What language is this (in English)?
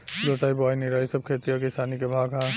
Bhojpuri